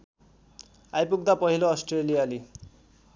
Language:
Nepali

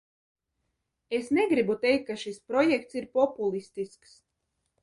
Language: Latvian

